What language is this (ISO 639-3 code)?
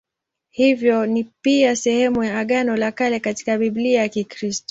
swa